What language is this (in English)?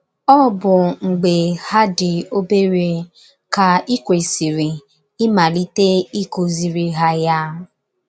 Igbo